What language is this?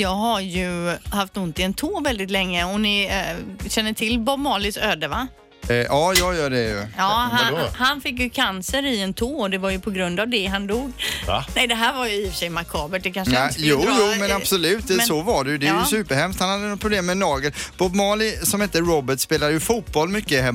Swedish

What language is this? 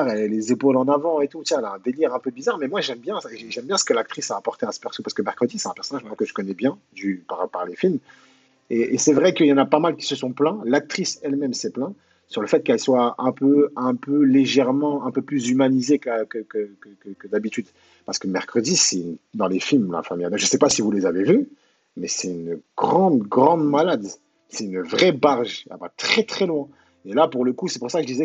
French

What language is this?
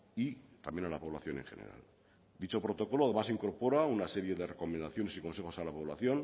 Spanish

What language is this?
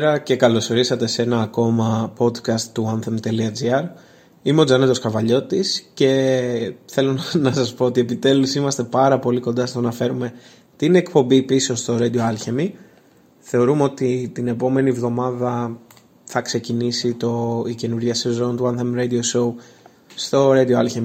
Greek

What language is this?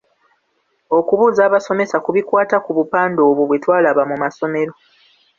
Ganda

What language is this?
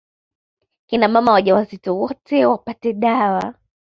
Swahili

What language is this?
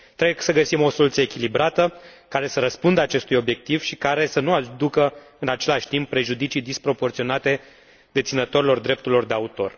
Romanian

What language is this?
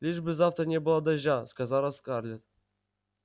Russian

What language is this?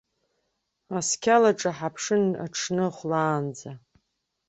Abkhazian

